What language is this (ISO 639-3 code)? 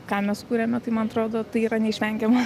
lit